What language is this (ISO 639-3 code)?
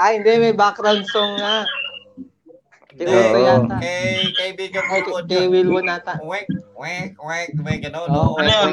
fil